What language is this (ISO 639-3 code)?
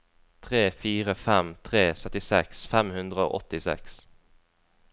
nor